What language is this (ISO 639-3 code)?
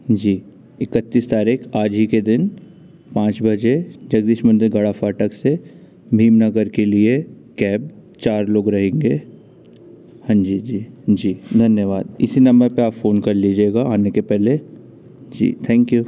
hin